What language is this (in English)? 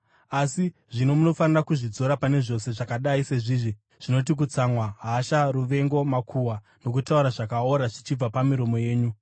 Shona